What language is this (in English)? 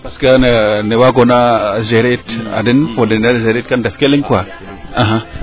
Serer